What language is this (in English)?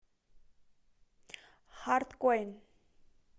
Russian